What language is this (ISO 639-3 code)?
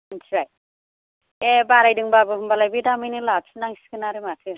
brx